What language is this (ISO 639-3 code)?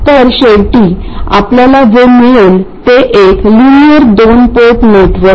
mar